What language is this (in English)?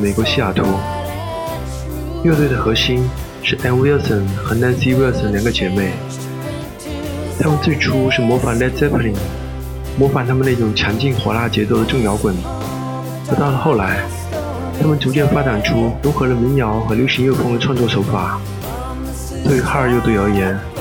Chinese